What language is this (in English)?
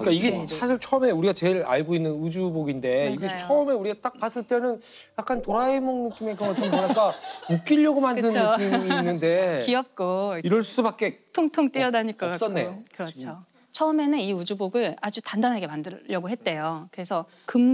Korean